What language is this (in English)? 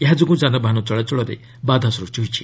Odia